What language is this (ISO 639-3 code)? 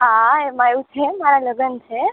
guj